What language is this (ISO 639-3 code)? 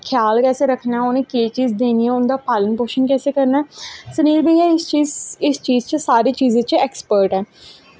doi